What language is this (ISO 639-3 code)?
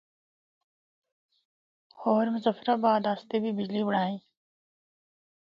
hno